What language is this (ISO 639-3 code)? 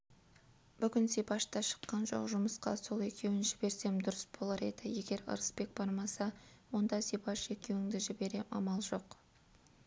kaz